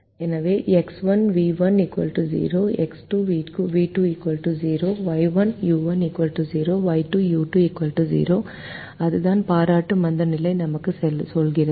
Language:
Tamil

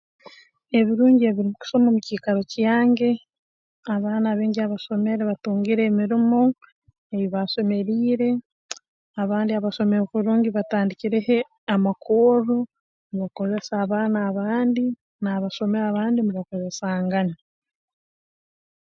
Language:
Tooro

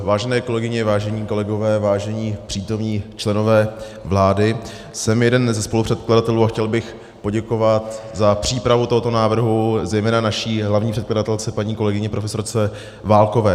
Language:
Czech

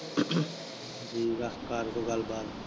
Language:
Punjabi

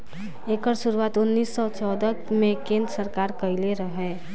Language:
Bhojpuri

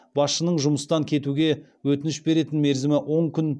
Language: Kazakh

